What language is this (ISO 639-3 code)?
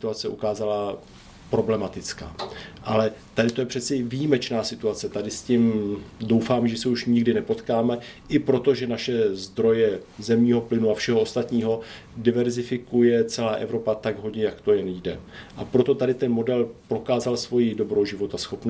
ces